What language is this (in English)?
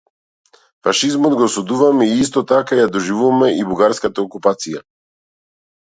Macedonian